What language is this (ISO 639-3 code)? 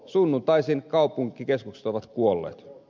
fin